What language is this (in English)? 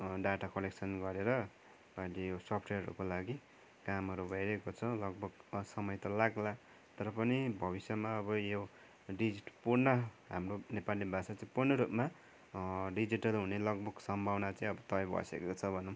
Nepali